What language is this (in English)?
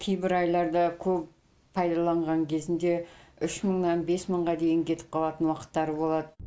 Kazakh